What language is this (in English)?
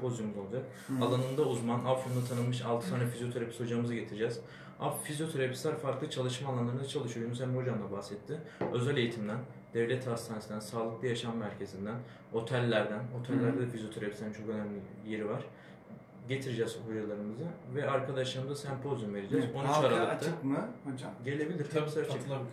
Turkish